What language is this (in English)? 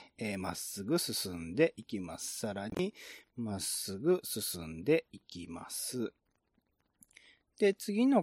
Japanese